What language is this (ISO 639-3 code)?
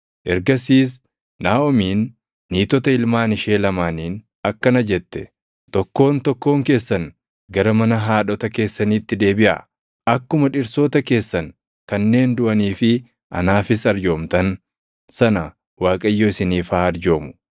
orm